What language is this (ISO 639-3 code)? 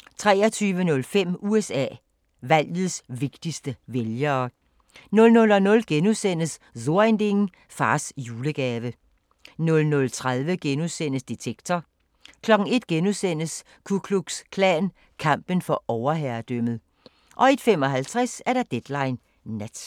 dan